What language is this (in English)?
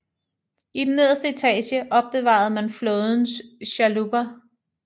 Danish